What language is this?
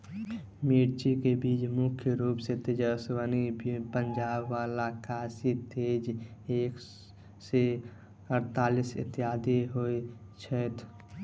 Maithili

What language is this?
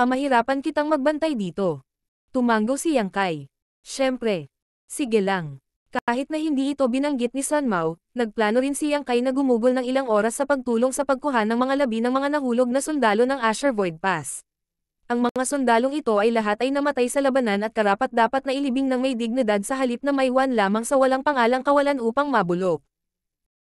Filipino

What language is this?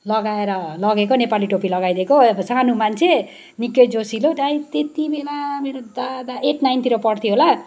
Nepali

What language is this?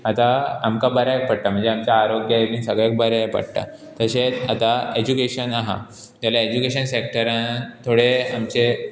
Konkani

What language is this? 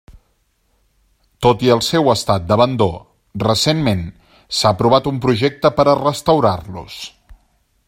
Catalan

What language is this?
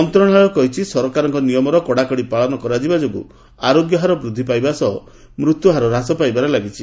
Odia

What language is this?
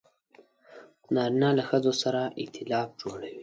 Pashto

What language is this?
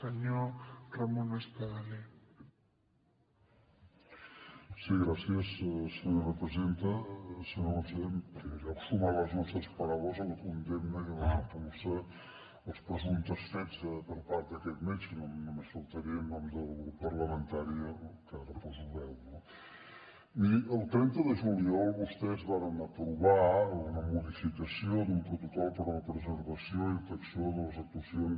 Catalan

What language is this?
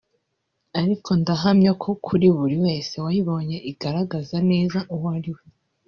Kinyarwanda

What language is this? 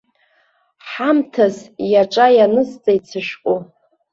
Abkhazian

